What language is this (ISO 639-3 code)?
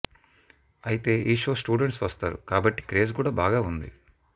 tel